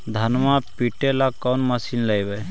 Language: Magahi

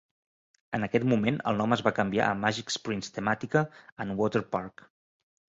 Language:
Catalan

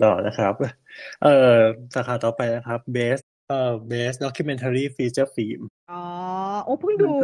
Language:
Thai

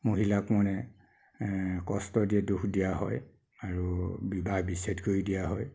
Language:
Assamese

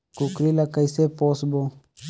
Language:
Chhattisgarhi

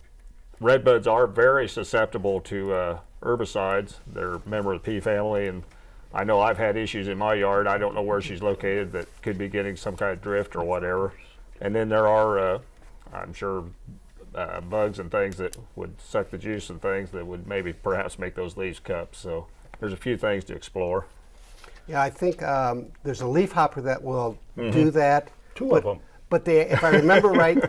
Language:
English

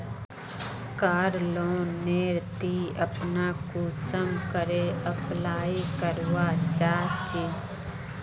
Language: Magahi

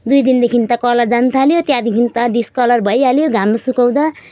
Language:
Nepali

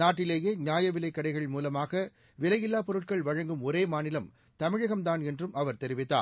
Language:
Tamil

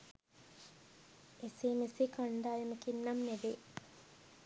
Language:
Sinhala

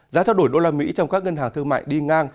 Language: Vietnamese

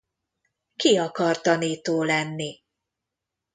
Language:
Hungarian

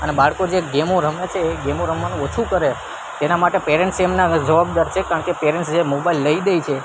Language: Gujarati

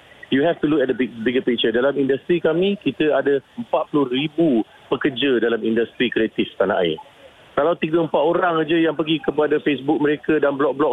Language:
Malay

